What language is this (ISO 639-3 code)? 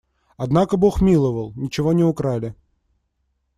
rus